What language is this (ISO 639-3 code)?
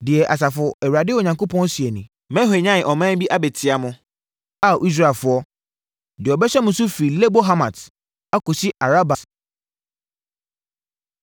aka